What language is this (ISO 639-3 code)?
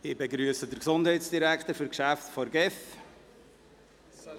gsw